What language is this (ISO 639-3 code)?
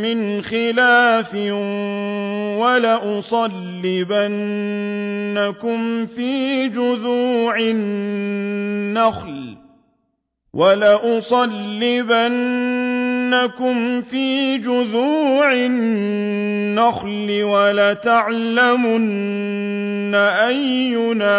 ara